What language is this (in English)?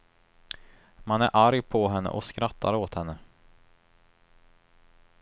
Swedish